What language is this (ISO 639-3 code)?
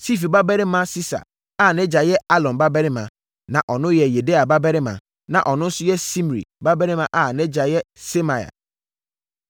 aka